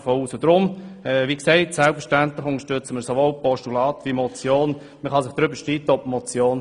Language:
Swiss German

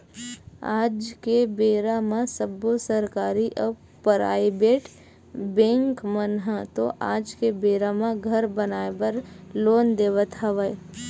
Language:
Chhattisgarhi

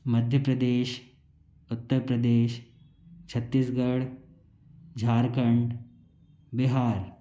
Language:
Hindi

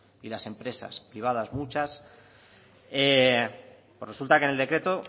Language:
Spanish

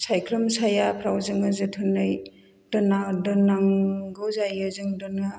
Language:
Bodo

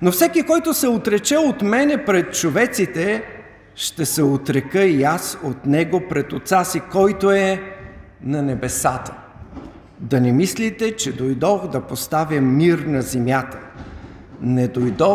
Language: Bulgarian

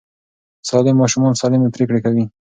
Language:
Pashto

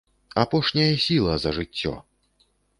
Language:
Belarusian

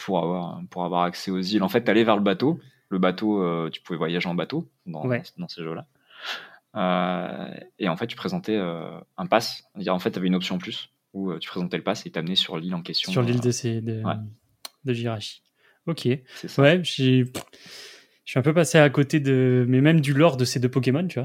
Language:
French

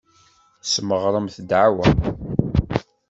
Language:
Kabyle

